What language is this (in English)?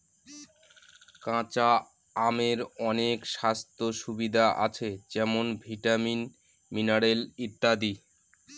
Bangla